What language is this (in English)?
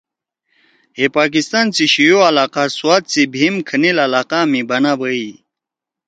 Torwali